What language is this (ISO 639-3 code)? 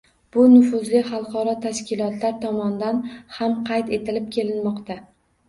uzb